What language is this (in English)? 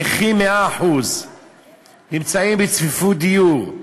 Hebrew